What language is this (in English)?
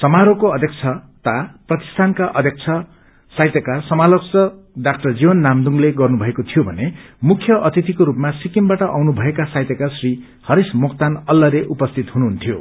Nepali